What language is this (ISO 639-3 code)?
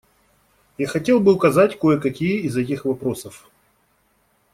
rus